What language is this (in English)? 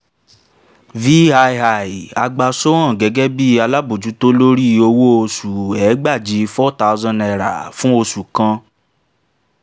Yoruba